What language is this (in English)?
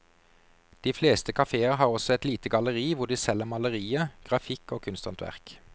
Norwegian